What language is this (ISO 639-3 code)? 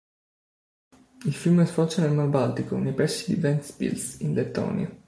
ita